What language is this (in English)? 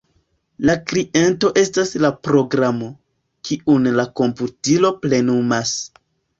Esperanto